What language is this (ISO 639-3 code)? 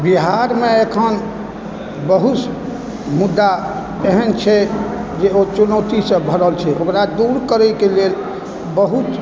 mai